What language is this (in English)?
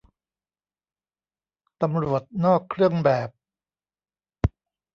Thai